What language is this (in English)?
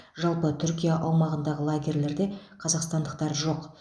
Kazakh